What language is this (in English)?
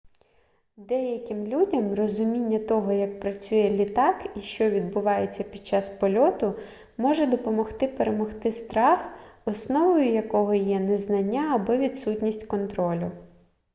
Ukrainian